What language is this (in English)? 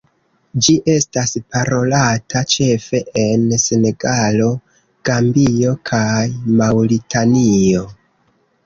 Esperanto